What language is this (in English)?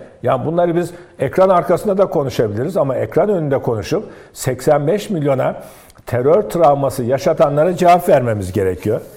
Turkish